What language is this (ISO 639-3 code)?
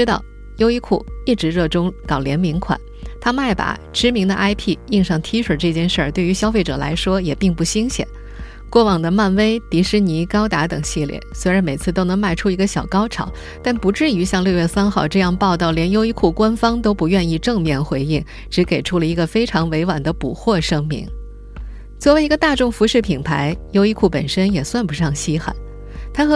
zho